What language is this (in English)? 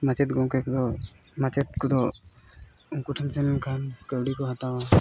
Santali